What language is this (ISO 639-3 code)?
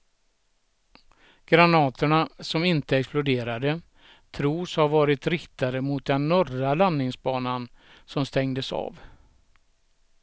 swe